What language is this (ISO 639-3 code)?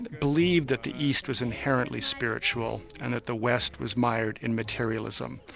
eng